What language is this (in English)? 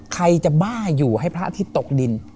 Thai